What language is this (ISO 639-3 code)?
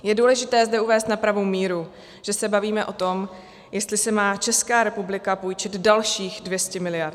ces